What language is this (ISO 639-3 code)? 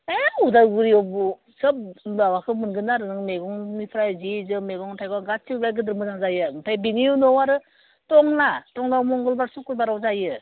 brx